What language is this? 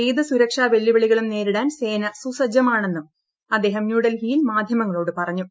Malayalam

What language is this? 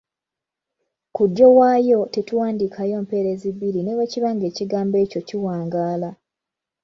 Ganda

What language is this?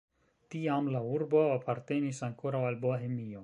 Esperanto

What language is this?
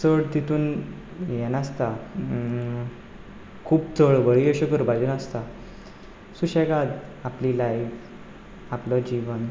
Konkani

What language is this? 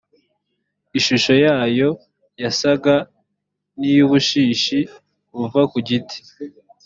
Kinyarwanda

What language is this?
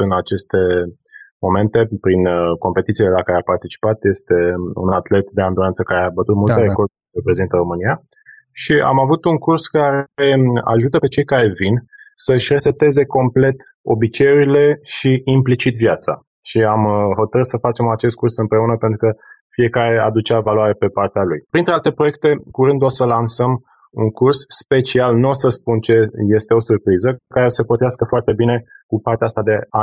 Romanian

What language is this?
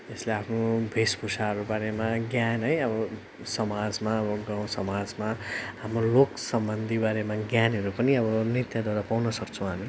Nepali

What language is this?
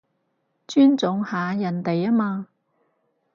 Cantonese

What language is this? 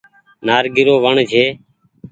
Goaria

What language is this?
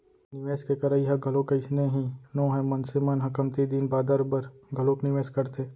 Chhattisgarhi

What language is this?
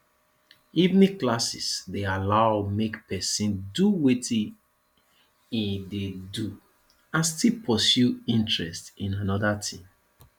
Nigerian Pidgin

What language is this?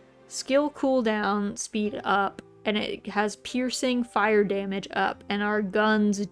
English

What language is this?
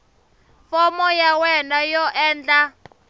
Tsonga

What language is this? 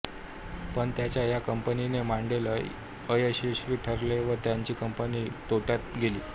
Marathi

